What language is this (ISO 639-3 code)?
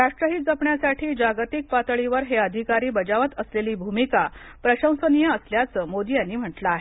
mar